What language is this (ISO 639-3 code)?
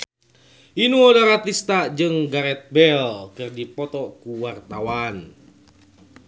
sun